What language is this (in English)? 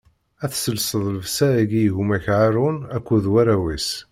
Kabyle